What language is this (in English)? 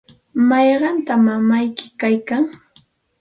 Santa Ana de Tusi Pasco Quechua